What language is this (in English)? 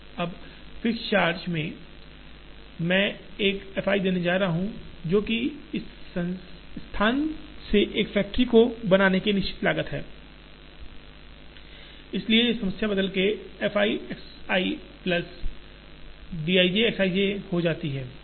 Hindi